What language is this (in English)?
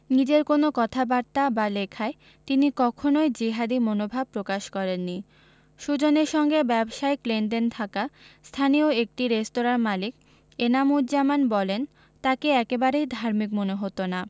Bangla